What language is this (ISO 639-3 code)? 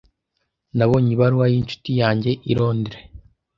kin